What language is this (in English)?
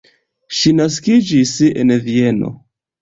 Esperanto